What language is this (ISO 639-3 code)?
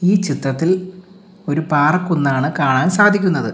mal